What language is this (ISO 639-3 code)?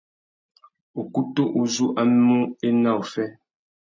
bag